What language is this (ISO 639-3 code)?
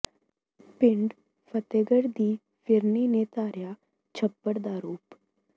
pan